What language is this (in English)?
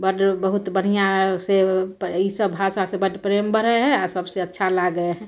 Maithili